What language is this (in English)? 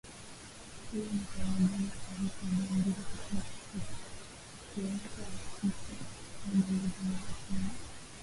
Swahili